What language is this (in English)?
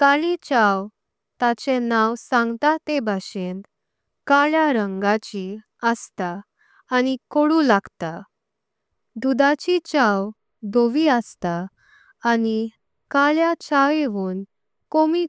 Konkani